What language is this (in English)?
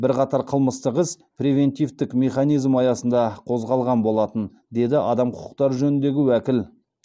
Kazakh